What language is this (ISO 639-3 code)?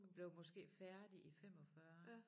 dan